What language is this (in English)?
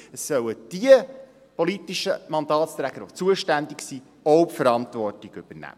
Swiss German